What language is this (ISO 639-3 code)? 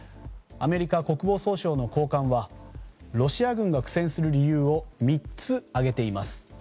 jpn